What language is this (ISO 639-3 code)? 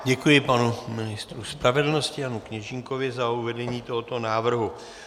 ces